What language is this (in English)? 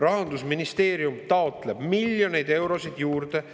Estonian